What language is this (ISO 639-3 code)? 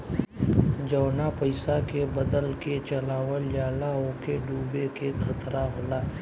bho